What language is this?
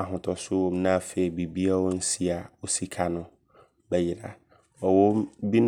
Abron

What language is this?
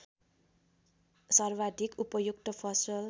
Nepali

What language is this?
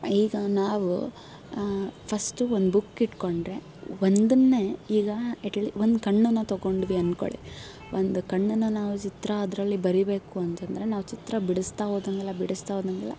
Kannada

